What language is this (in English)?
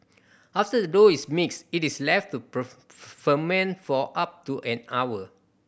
English